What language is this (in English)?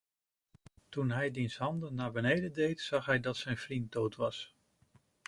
Dutch